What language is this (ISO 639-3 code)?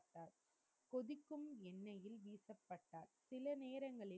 tam